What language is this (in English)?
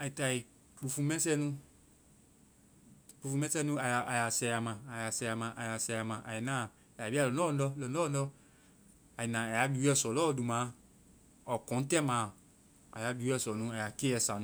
Vai